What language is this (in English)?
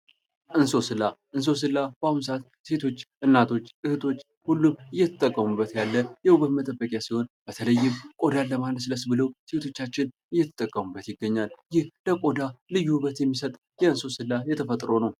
Amharic